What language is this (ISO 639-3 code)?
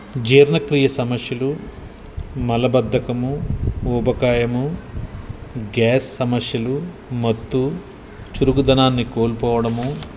tel